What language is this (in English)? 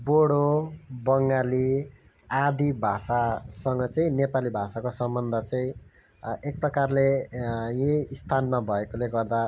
Nepali